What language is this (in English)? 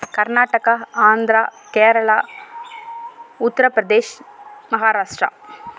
Tamil